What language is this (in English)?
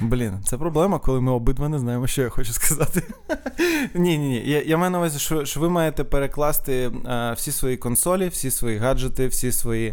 Ukrainian